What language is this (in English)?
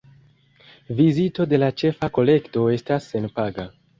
Esperanto